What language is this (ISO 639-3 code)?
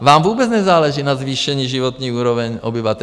ces